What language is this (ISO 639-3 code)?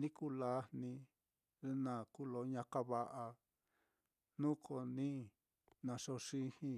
vmm